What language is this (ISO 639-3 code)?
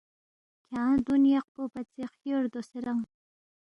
bft